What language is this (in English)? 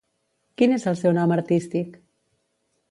Catalan